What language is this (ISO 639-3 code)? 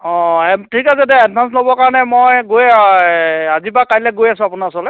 asm